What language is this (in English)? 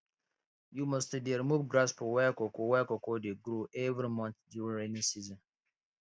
Nigerian Pidgin